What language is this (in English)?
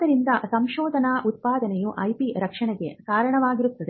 Kannada